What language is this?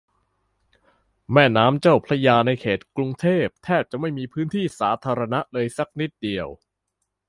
Thai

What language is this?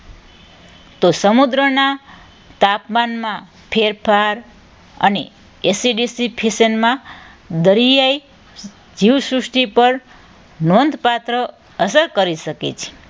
Gujarati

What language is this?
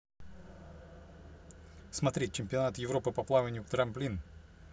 Russian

